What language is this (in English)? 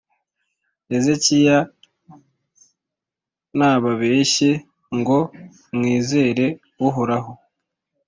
Kinyarwanda